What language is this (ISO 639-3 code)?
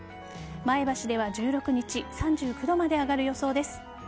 jpn